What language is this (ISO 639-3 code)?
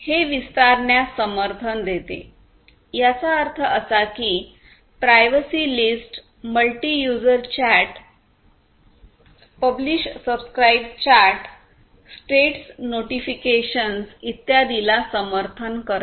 mar